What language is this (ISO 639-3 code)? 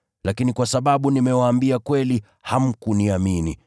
swa